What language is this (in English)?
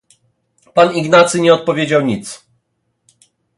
Polish